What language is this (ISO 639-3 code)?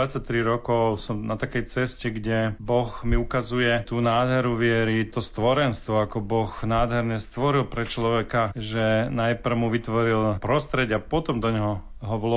slk